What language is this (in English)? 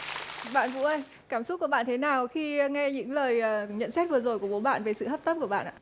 Vietnamese